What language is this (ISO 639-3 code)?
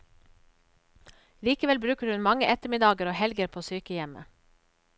nor